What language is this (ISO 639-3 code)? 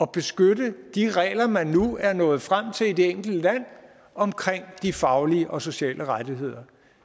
dan